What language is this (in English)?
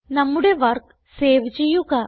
Malayalam